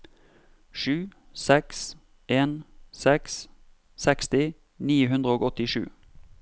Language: Norwegian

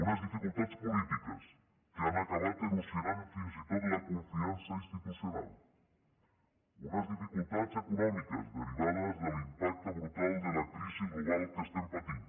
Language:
Catalan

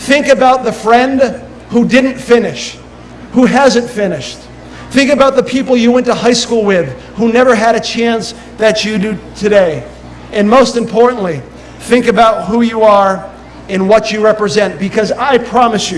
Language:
English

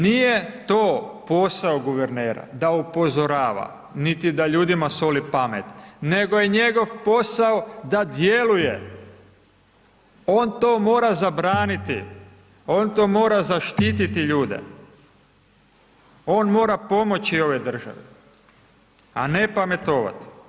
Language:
Croatian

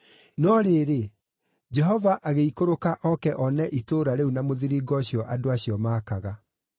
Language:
Kikuyu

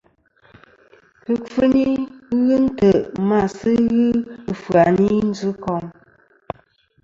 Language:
Kom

